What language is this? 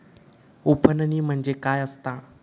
Marathi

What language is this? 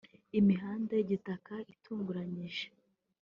Kinyarwanda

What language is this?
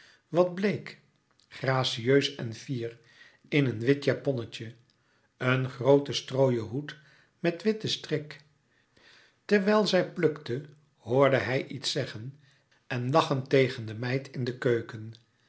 Dutch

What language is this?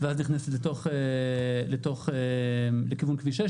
Hebrew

